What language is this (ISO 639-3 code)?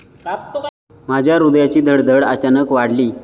mar